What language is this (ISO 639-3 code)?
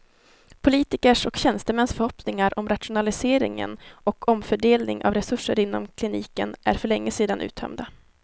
swe